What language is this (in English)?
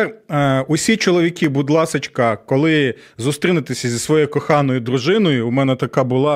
Ukrainian